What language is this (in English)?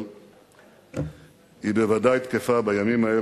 Hebrew